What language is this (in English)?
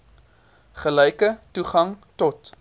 Afrikaans